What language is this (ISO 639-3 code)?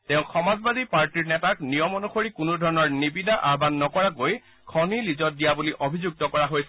asm